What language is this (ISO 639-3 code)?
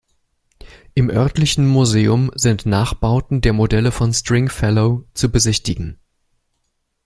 deu